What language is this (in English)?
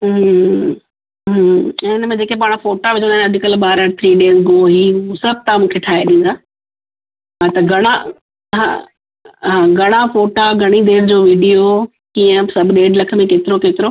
Sindhi